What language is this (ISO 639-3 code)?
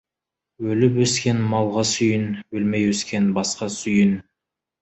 kaz